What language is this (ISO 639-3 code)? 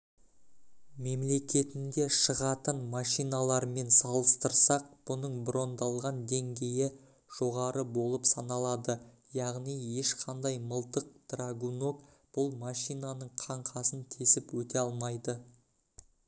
kaz